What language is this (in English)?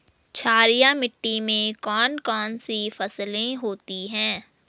Hindi